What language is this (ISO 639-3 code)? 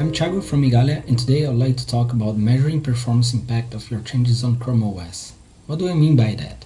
eng